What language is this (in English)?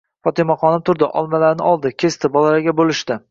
Uzbek